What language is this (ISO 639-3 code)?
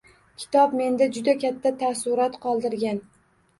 uzb